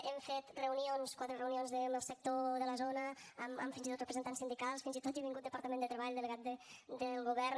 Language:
Catalan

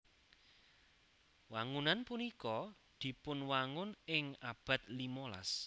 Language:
Javanese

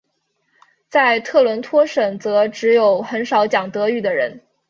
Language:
Chinese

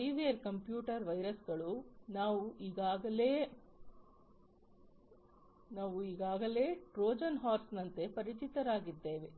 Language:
Kannada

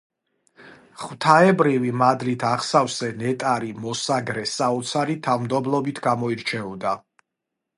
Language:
Georgian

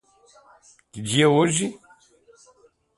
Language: Portuguese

